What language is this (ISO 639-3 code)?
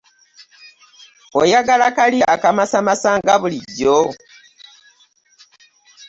lug